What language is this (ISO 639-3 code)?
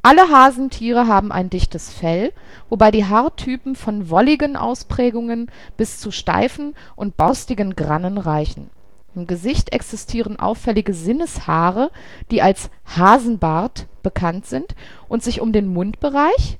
deu